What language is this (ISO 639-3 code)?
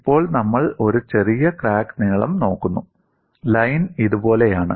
mal